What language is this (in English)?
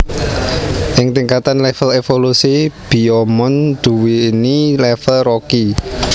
Javanese